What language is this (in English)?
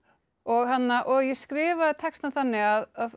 Icelandic